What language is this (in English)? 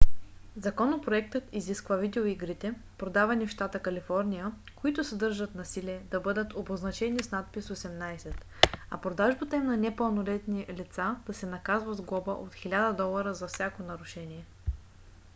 Bulgarian